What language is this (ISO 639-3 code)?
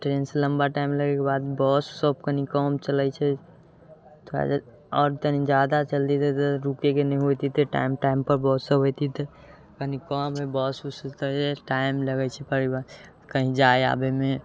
mai